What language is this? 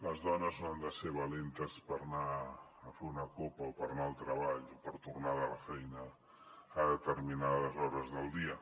Catalan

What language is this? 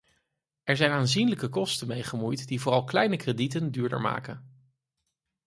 Dutch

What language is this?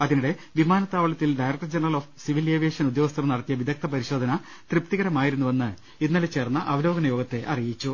Malayalam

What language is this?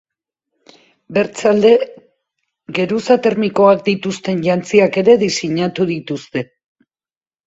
Basque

